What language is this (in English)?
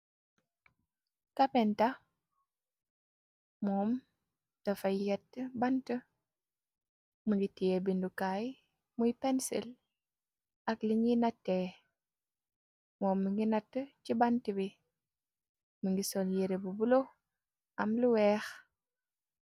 Wolof